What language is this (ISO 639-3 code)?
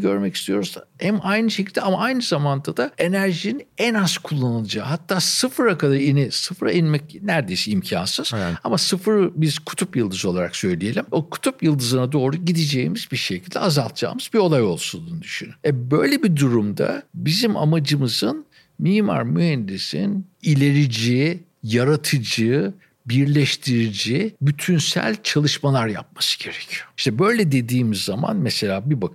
tur